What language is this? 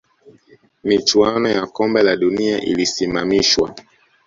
Swahili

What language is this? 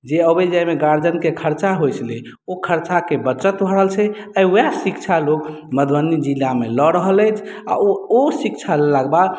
Maithili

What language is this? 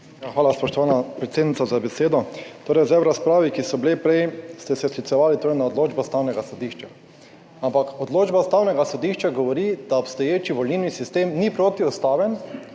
Slovenian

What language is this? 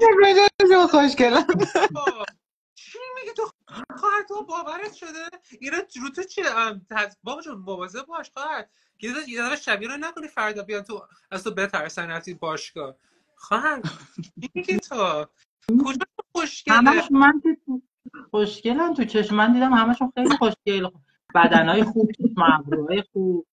Persian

